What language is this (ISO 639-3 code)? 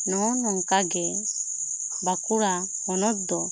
sat